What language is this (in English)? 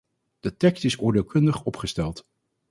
Dutch